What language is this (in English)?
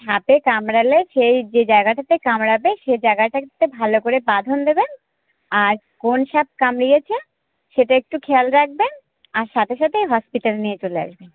Bangla